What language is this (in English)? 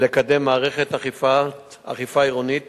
Hebrew